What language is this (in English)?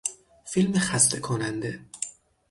Persian